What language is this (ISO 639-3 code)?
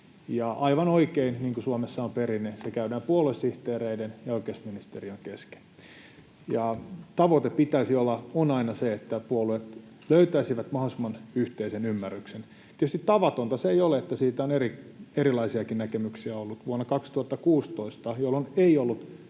fin